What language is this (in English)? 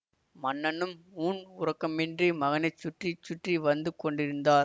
Tamil